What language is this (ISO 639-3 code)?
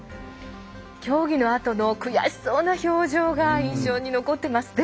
jpn